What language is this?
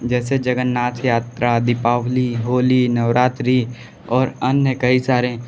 Hindi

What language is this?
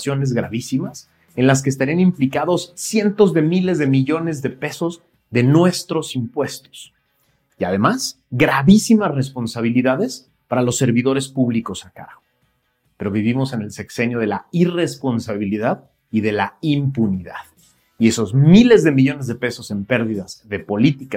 Spanish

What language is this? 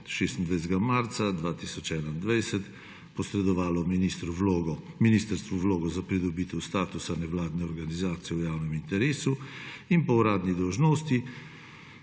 Slovenian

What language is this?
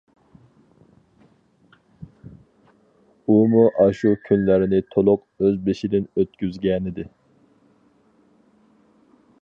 Uyghur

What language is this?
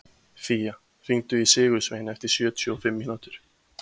Icelandic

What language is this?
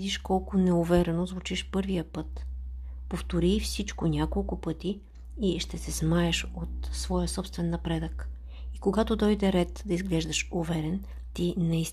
Bulgarian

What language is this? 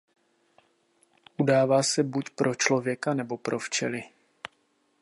Czech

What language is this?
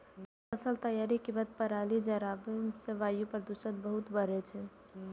Maithili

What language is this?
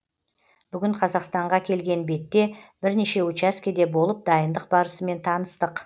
Kazakh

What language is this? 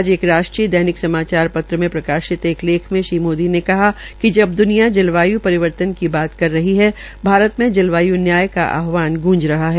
Hindi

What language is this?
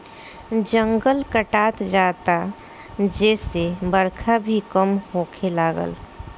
Bhojpuri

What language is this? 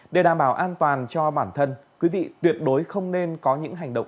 Vietnamese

